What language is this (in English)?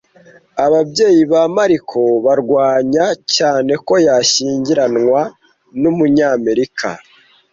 Kinyarwanda